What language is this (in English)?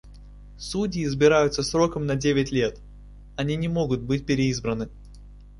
Russian